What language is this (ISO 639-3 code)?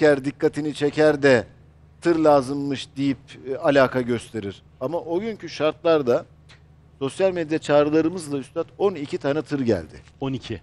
tur